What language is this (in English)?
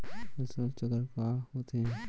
Chhattisgarhi